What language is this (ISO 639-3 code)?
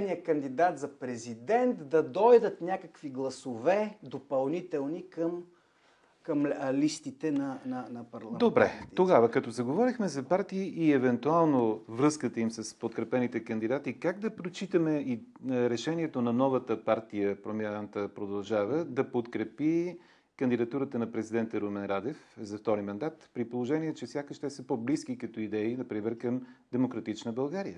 bul